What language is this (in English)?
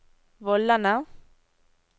Norwegian